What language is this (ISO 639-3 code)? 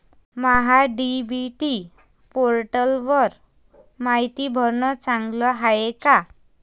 mar